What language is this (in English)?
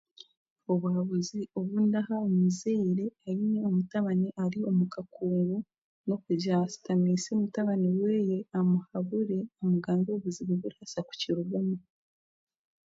Chiga